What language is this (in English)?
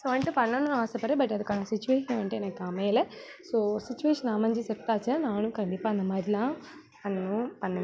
Tamil